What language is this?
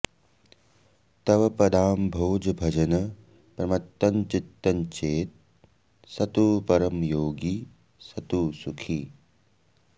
Sanskrit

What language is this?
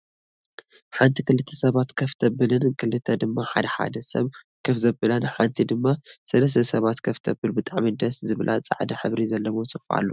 Tigrinya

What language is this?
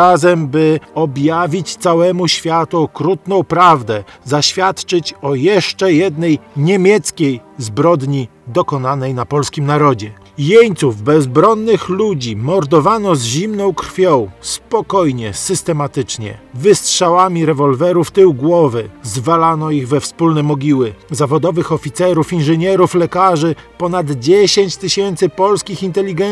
Polish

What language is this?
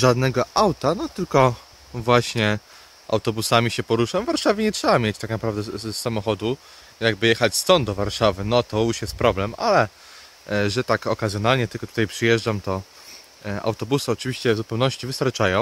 Polish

